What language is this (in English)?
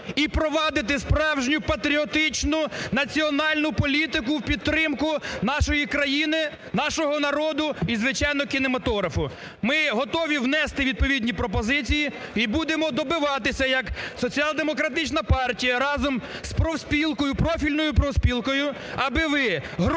Ukrainian